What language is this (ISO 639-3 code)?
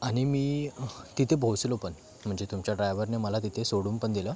mar